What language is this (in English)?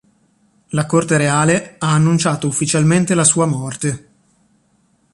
Italian